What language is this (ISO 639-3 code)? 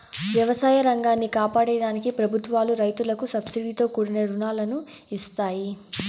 tel